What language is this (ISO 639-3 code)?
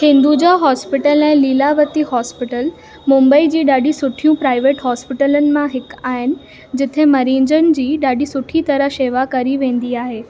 snd